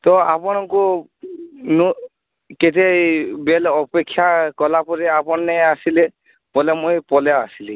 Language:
Odia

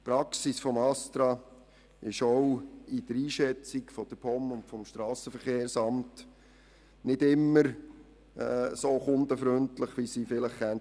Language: Swiss German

